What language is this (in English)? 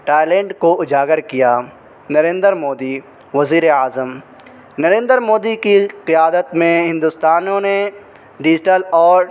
Urdu